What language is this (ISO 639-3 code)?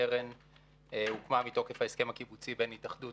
heb